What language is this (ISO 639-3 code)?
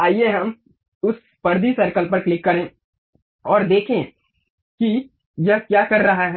hin